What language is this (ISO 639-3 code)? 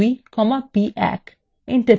ben